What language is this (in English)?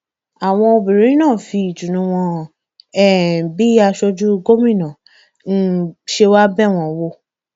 Yoruba